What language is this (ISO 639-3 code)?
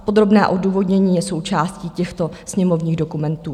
ces